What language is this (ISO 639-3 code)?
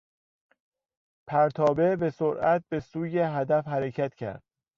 fas